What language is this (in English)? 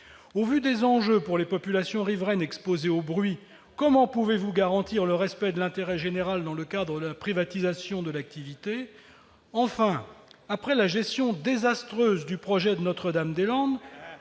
French